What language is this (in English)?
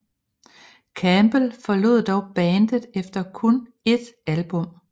Danish